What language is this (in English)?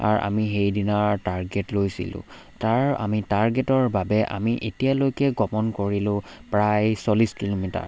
Assamese